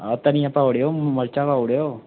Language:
Dogri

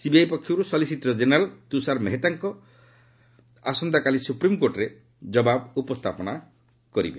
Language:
Odia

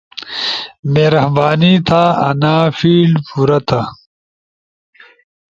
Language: Ushojo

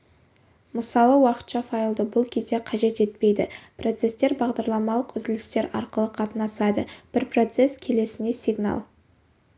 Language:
Kazakh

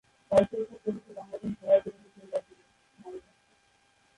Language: Bangla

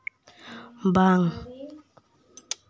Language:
Santali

